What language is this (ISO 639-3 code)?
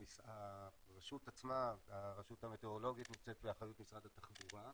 heb